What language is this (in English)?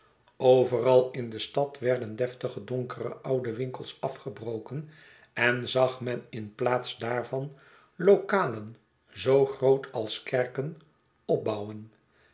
Dutch